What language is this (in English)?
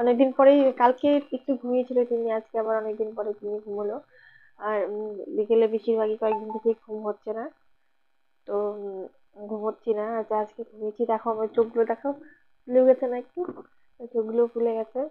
Bangla